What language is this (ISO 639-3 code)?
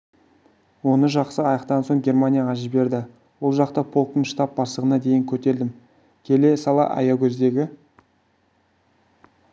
kaz